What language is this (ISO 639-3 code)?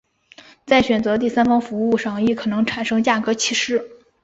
zho